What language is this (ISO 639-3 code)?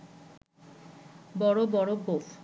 ben